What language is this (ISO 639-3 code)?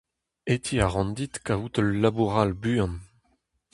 bre